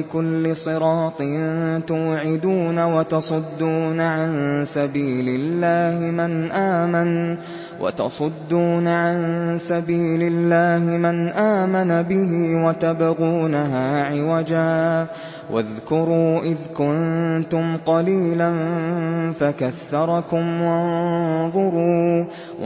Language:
Arabic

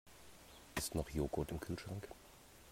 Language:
German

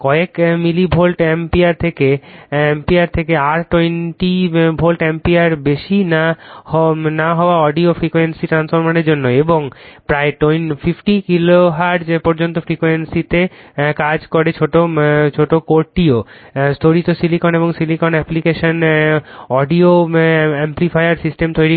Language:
Bangla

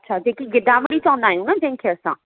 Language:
Sindhi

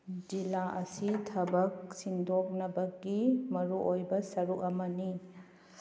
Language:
Manipuri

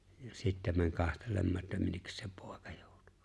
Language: Finnish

